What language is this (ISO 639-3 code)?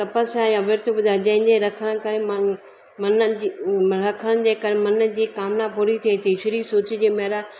snd